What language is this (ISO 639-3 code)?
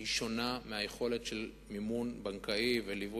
heb